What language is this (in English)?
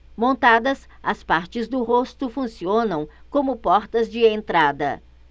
Portuguese